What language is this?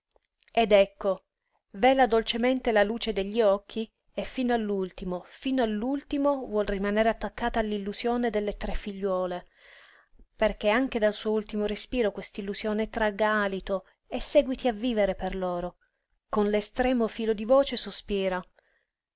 Italian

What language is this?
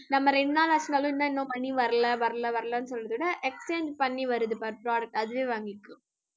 Tamil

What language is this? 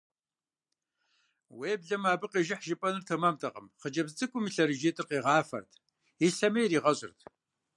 Kabardian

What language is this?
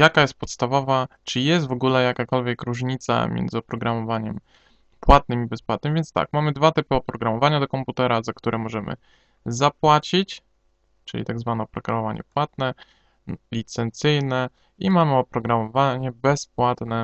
Polish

